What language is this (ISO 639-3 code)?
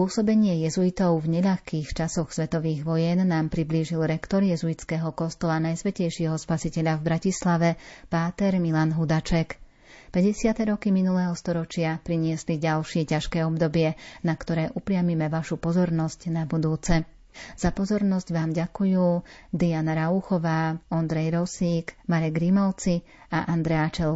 slk